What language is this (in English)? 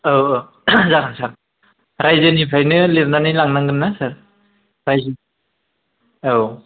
Bodo